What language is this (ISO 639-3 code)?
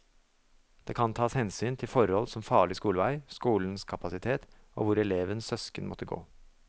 nor